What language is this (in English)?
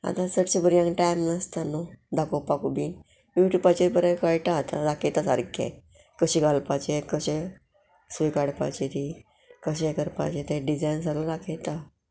Konkani